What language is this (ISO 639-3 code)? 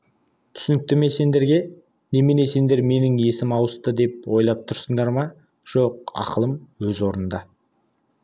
kaz